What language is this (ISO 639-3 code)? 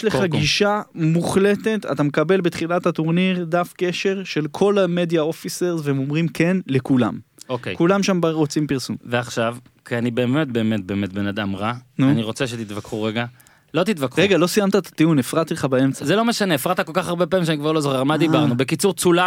heb